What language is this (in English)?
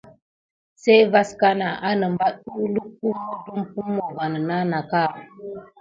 Gidar